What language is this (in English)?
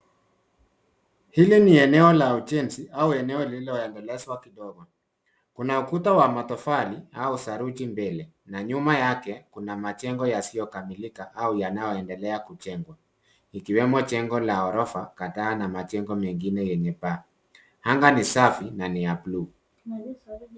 Swahili